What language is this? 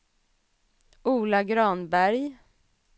Swedish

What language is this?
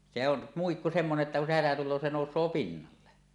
Finnish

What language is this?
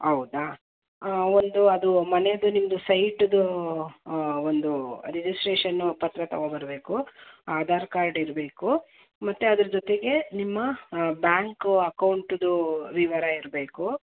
Kannada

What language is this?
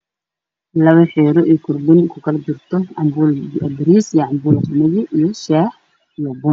Somali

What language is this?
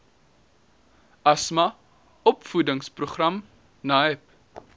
Afrikaans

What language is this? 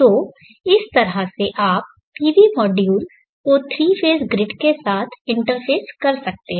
Hindi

